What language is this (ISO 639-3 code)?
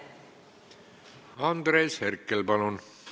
est